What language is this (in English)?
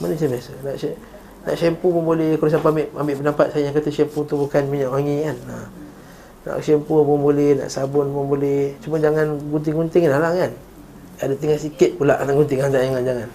Malay